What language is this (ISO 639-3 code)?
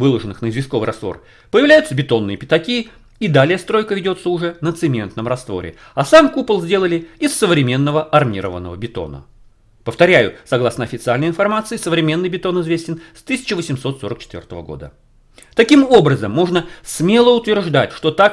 rus